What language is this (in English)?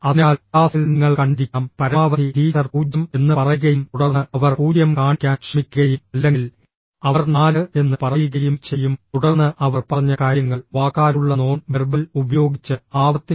Malayalam